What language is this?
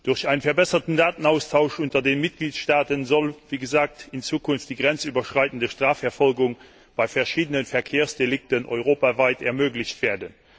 German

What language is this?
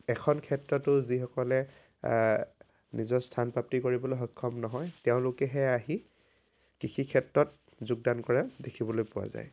Assamese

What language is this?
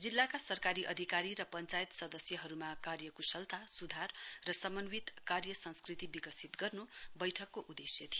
Nepali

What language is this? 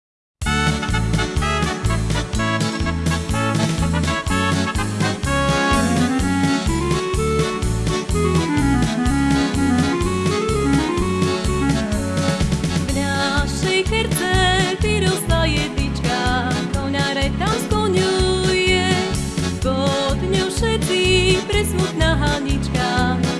Slovak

